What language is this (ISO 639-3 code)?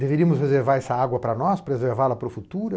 por